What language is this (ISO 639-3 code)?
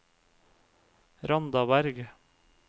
nor